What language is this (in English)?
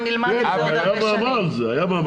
Hebrew